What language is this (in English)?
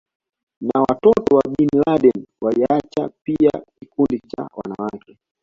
Swahili